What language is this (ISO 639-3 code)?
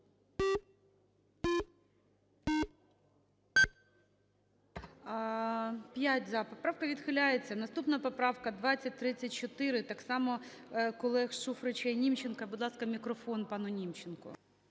ukr